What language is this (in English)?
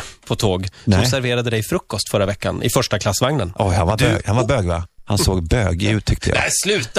Swedish